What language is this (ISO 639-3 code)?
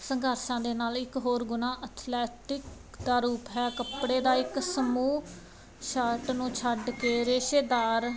pan